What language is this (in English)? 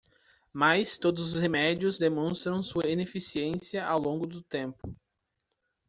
Portuguese